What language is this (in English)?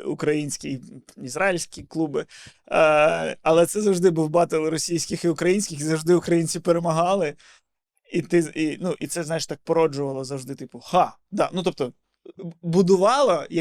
Ukrainian